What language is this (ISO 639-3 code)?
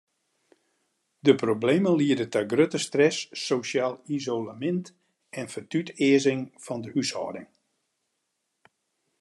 fry